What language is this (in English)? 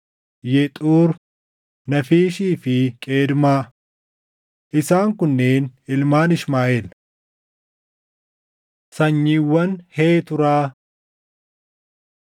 Oromo